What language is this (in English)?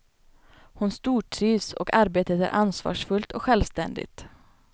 Swedish